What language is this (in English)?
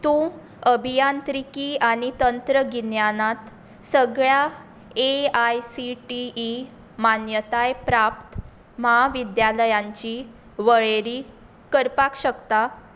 Konkani